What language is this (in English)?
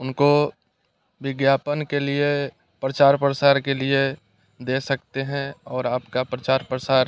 Hindi